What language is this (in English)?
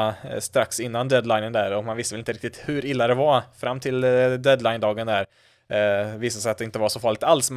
Swedish